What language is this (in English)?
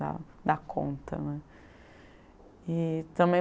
Portuguese